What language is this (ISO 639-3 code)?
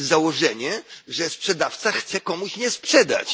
pol